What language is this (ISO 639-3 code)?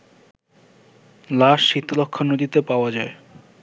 ben